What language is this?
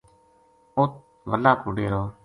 Gujari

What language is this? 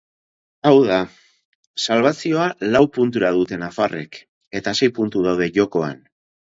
Basque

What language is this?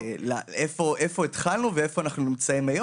Hebrew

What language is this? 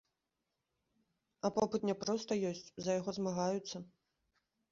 Belarusian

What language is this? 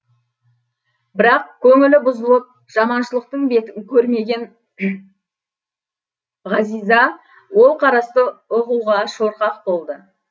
Kazakh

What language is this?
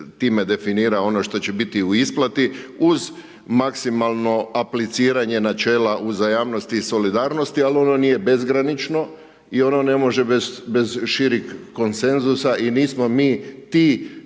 Croatian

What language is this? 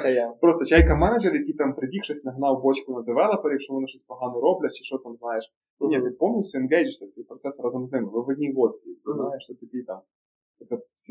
Ukrainian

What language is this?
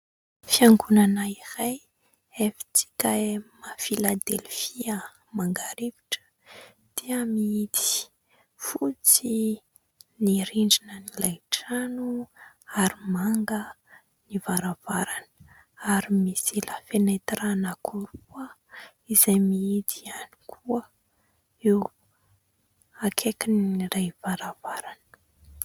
Malagasy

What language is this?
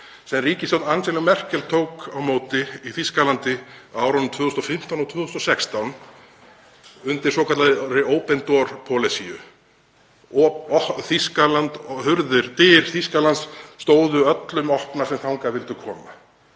Icelandic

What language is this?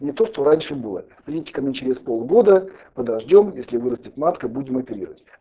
Russian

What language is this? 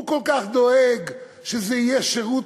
Hebrew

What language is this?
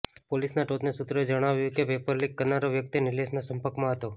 Gujarati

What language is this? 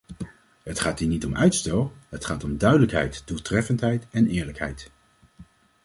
Dutch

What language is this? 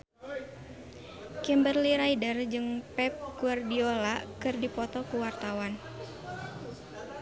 Sundanese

